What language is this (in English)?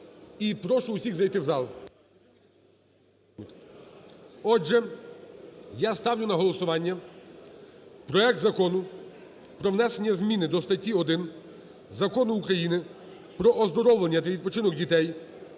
Ukrainian